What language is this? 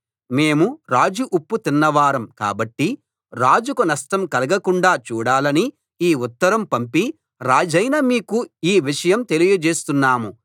Telugu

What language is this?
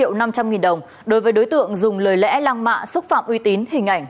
Vietnamese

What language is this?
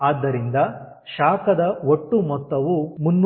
Kannada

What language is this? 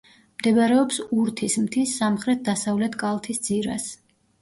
Georgian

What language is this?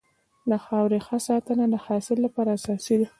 Pashto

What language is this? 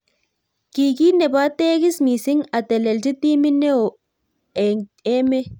Kalenjin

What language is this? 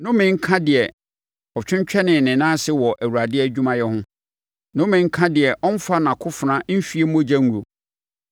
Akan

